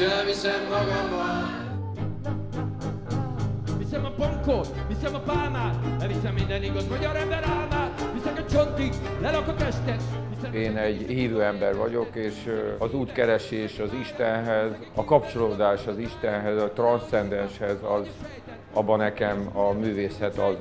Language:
Hungarian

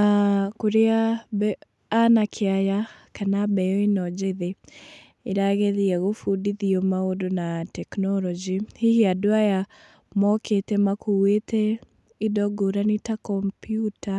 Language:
Kikuyu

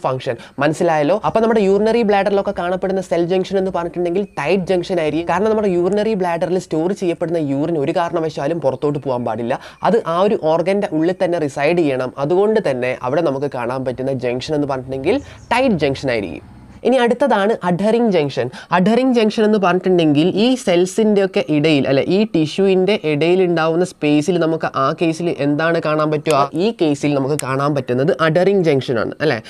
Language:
Turkish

